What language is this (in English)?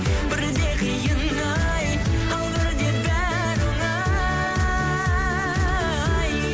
Kazakh